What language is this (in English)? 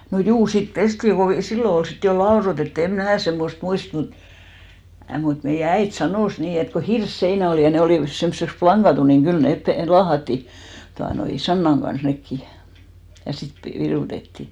Finnish